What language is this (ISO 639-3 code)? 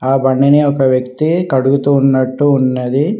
tel